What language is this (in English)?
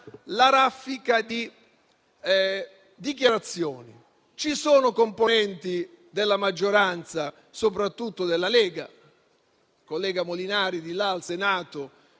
Italian